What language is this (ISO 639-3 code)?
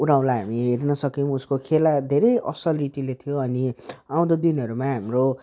nep